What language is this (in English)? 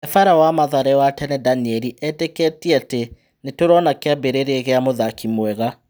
Kikuyu